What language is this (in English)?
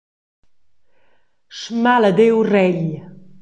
Romansh